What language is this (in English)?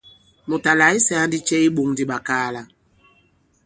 Bankon